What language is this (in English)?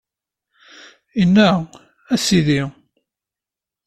Kabyle